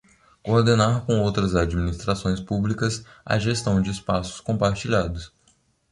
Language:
Portuguese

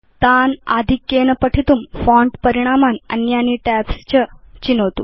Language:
Sanskrit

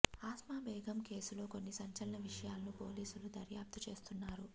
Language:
Telugu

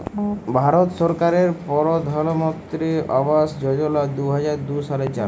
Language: Bangla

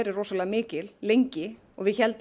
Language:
Icelandic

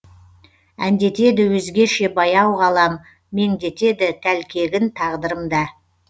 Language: Kazakh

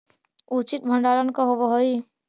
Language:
Magahi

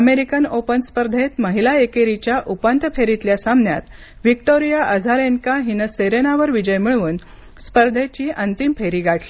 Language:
Marathi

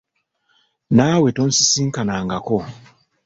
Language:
Ganda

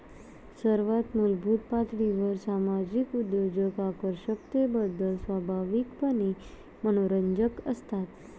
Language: Marathi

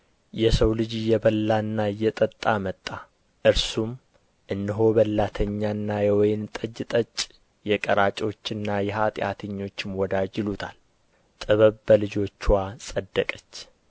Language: Amharic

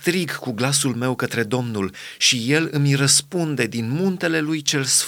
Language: Romanian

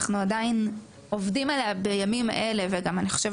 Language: Hebrew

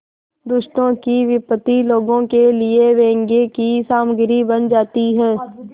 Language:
Hindi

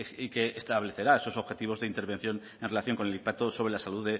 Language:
Spanish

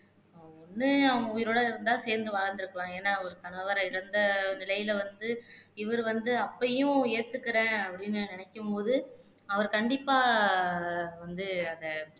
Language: Tamil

